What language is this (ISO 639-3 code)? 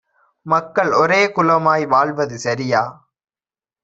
tam